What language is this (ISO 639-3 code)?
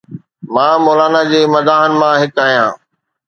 snd